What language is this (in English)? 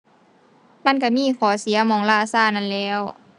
Thai